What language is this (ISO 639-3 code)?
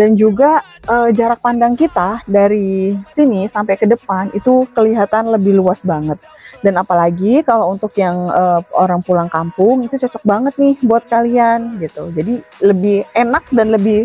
ind